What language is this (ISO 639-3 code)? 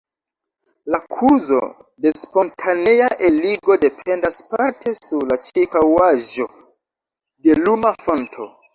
epo